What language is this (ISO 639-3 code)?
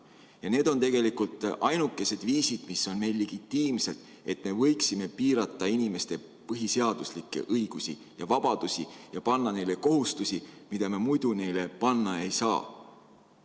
est